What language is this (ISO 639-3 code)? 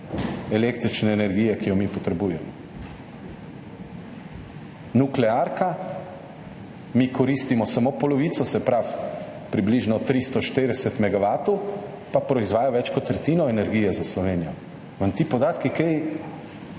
slv